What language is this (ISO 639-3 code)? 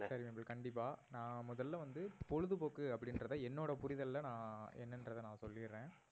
tam